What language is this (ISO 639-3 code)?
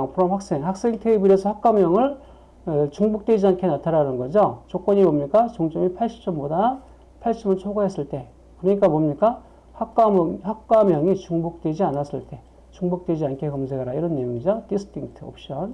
kor